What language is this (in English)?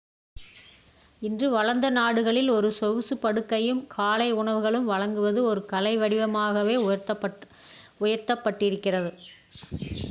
Tamil